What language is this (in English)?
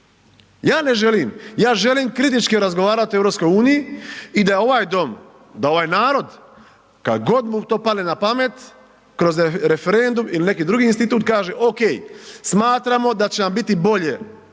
Croatian